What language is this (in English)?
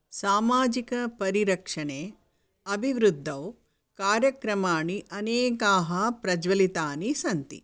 Sanskrit